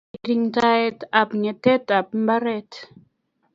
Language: Kalenjin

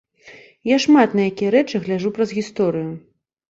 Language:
Belarusian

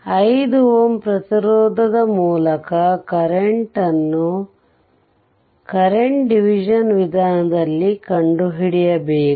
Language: Kannada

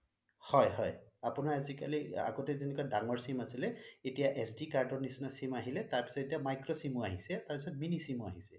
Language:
Assamese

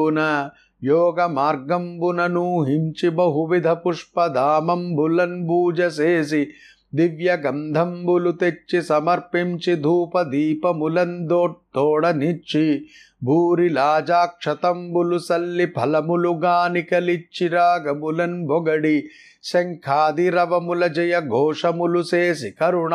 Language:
Telugu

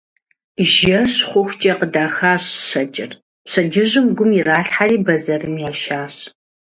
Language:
Kabardian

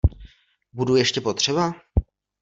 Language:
Czech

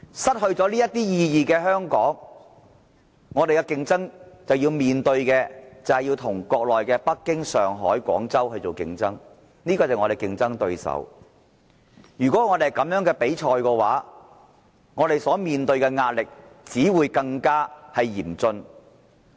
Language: Cantonese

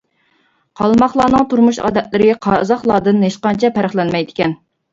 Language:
Uyghur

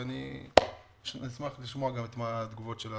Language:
Hebrew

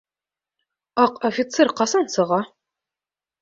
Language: Bashkir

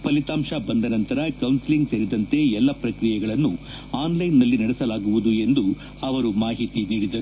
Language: Kannada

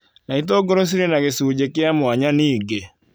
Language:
Kikuyu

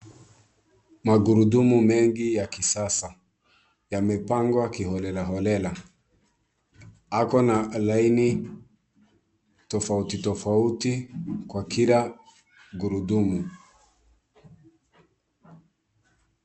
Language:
Swahili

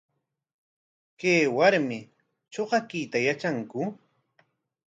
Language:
Corongo Ancash Quechua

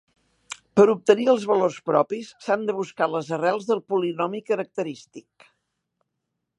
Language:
Catalan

